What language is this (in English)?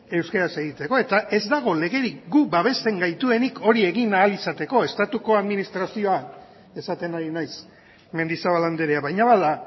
Basque